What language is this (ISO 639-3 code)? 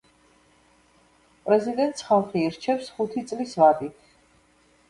kat